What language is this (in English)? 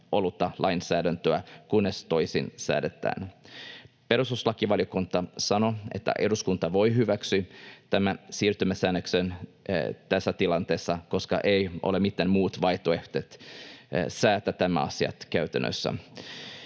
Finnish